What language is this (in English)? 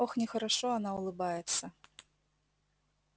Russian